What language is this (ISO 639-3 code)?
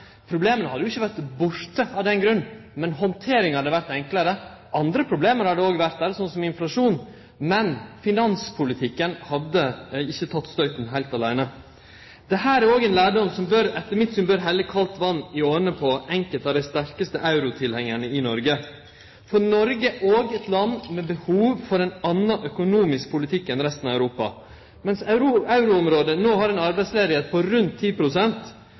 nno